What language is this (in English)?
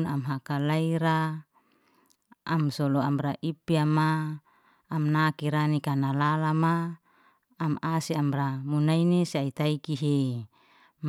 Liana-Seti